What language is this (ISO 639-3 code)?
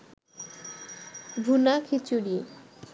ben